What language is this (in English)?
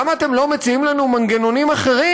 Hebrew